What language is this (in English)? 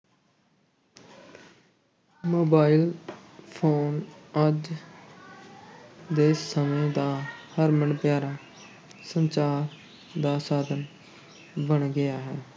Punjabi